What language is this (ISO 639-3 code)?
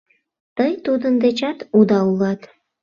chm